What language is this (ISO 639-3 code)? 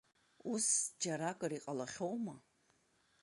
abk